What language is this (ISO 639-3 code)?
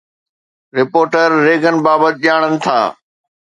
snd